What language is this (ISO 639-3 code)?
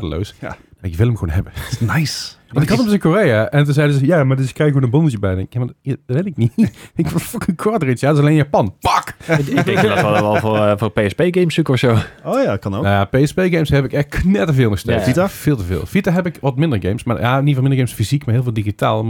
nld